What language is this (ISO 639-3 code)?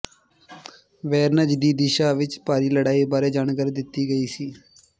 pan